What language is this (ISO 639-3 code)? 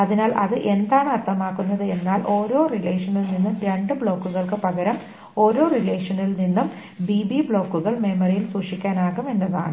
mal